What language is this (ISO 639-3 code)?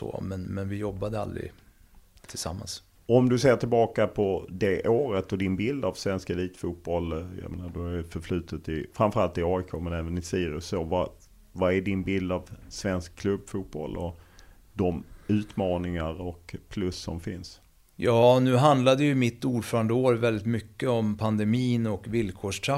swe